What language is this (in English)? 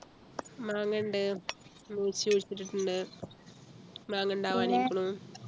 Malayalam